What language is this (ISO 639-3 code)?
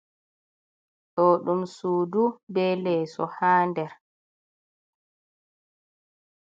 ful